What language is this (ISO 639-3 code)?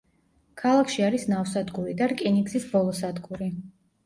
kat